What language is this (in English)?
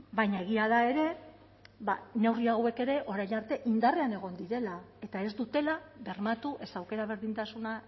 Basque